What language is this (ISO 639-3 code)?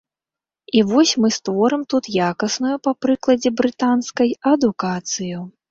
bel